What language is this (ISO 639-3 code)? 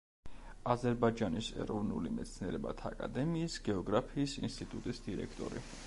kat